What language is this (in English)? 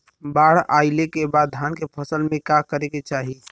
Bhojpuri